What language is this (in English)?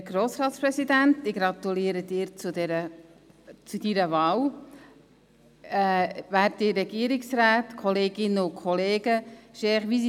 Swiss German